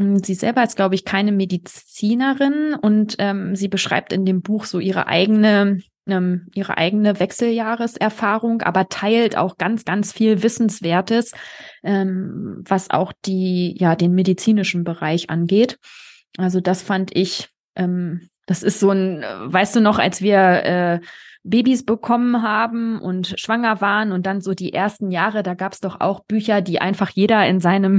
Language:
German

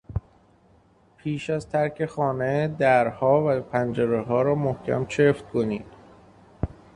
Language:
Persian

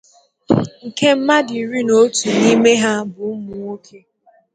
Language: Igbo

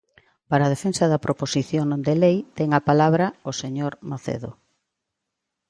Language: Galician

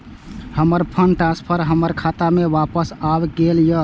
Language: Maithili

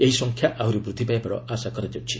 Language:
Odia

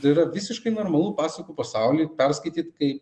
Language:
Lithuanian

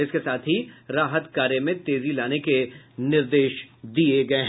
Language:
Hindi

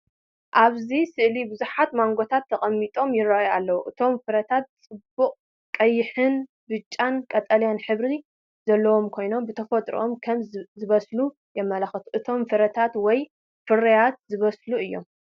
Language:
Tigrinya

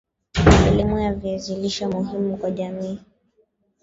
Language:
Swahili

